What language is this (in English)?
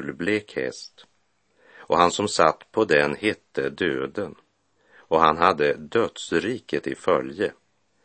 Swedish